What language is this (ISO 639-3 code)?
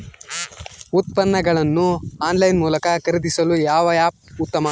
kan